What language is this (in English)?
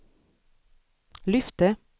Swedish